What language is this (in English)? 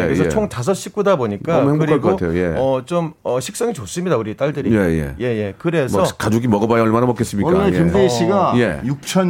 Korean